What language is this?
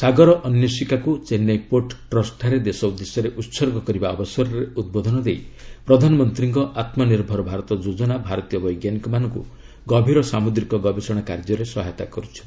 Odia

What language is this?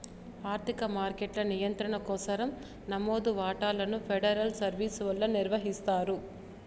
Telugu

